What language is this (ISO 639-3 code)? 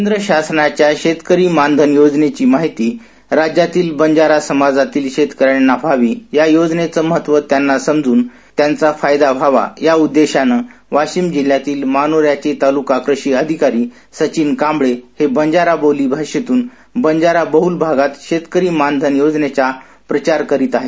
mar